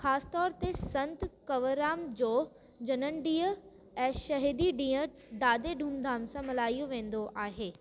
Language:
Sindhi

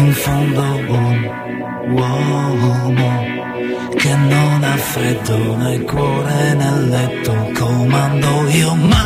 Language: Greek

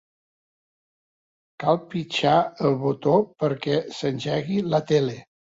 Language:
Catalan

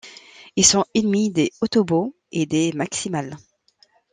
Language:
French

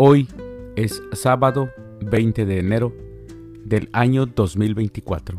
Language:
Spanish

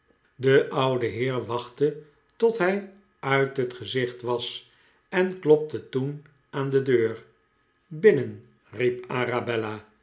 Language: Dutch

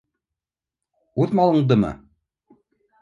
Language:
Bashkir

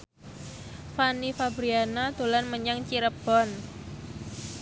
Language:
Javanese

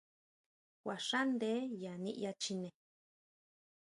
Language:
Huautla Mazatec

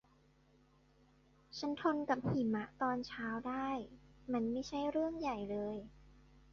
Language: Thai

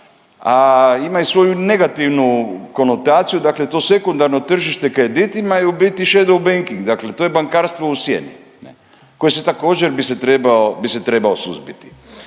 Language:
Croatian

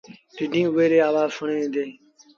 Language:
Sindhi Bhil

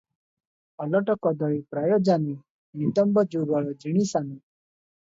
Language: Odia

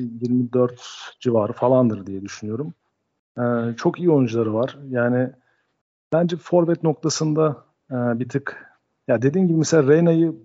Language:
Turkish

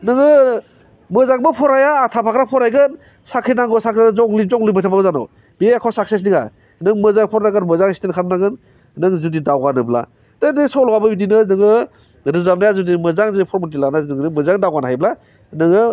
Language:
Bodo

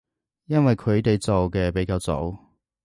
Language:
Cantonese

